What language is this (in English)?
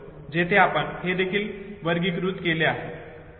Marathi